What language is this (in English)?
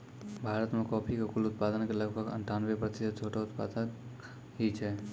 Maithili